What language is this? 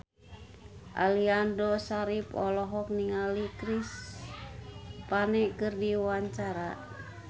Sundanese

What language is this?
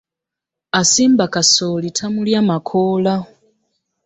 Ganda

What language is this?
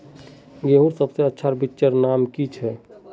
Magahi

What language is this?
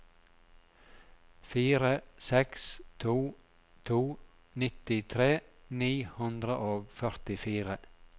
Norwegian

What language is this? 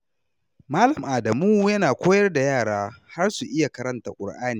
Hausa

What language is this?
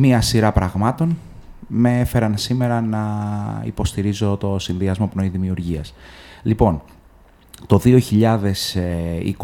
Greek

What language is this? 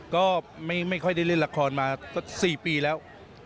Thai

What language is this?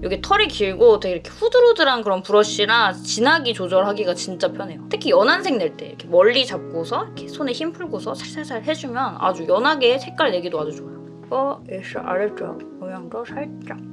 Korean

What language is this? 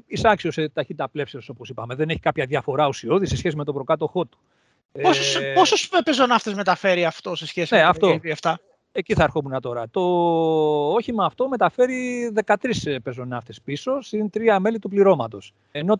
Greek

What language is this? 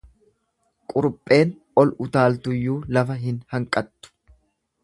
Oromo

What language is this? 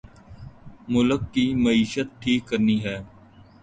Urdu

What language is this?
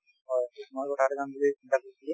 Assamese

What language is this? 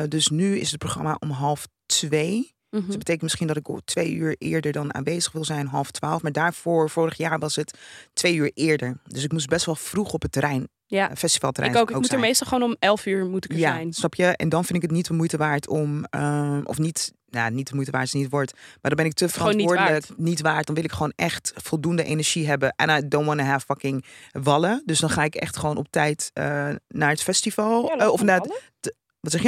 Dutch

